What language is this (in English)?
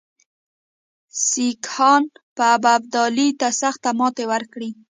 Pashto